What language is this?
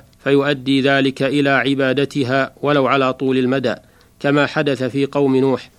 Arabic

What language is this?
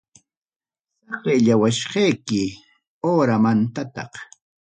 Ayacucho Quechua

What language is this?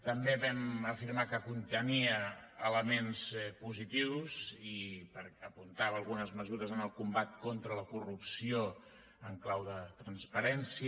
Catalan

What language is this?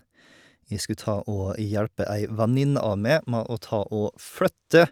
Norwegian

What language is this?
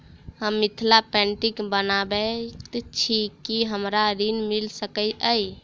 Maithili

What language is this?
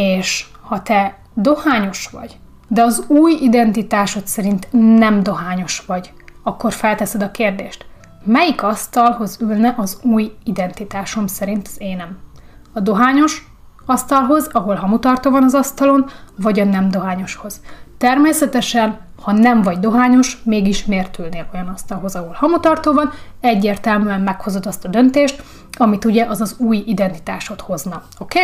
Hungarian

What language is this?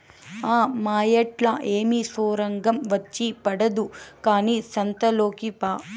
Telugu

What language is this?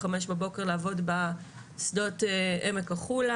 Hebrew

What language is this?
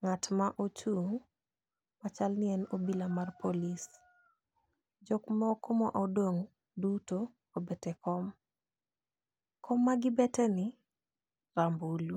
Luo (Kenya and Tanzania)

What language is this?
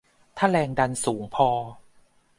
Thai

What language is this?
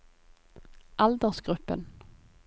Norwegian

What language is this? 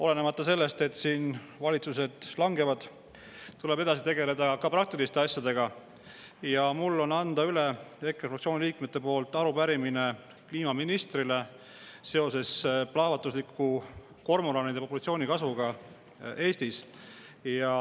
Estonian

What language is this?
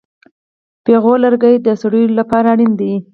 Pashto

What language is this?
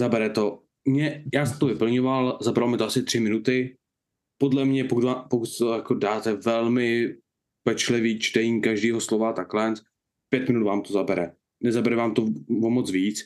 Czech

